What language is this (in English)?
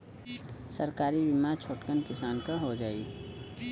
Bhojpuri